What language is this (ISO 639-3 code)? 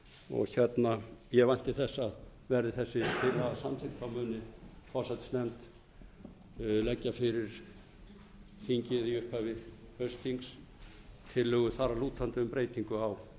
isl